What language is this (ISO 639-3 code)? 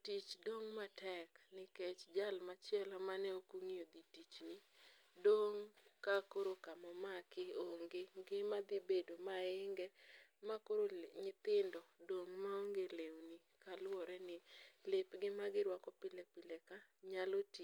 luo